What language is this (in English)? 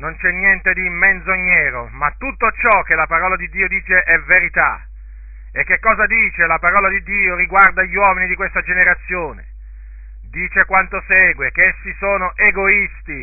Italian